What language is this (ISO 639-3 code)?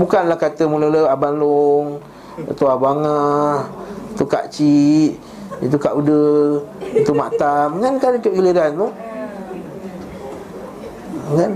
msa